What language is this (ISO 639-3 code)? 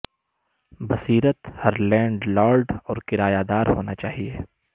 urd